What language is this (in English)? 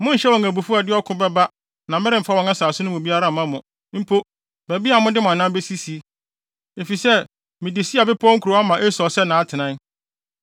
Akan